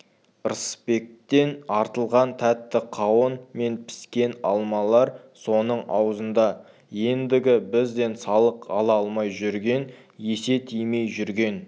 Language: Kazakh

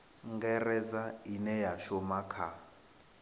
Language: Venda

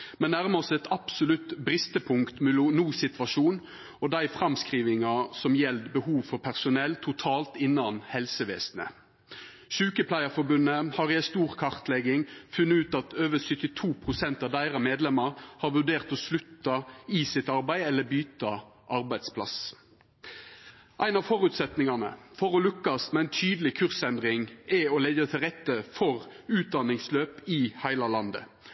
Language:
Norwegian Nynorsk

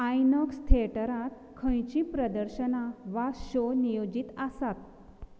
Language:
Konkani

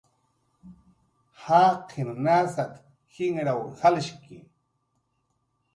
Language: Jaqaru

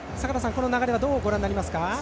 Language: Japanese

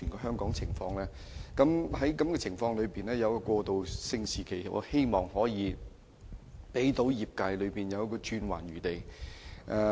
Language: Cantonese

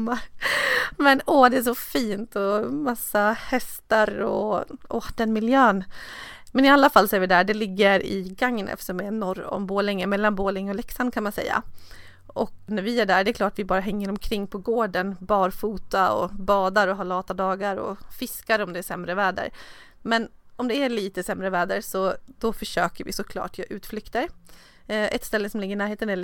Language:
Swedish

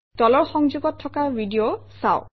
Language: Assamese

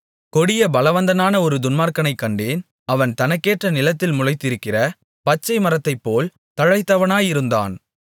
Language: Tamil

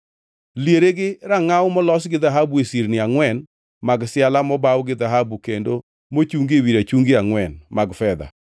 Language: Luo (Kenya and Tanzania)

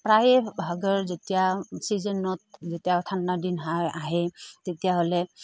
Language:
Assamese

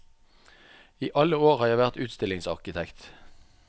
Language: Norwegian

